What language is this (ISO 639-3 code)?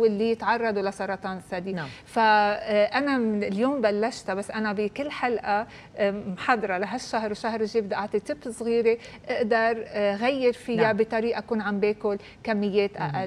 ara